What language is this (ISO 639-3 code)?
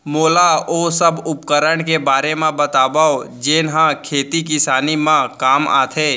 hne